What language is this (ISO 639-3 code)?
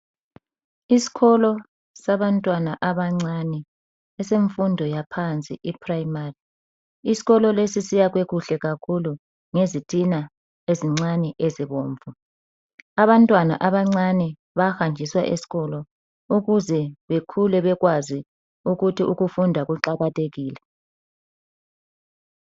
nde